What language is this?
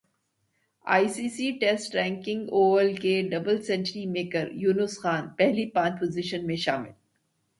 Urdu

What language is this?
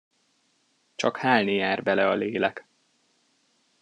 Hungarian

